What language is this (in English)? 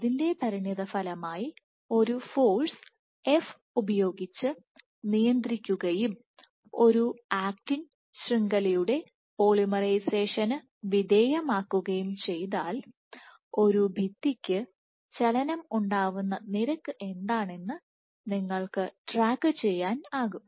Malayalam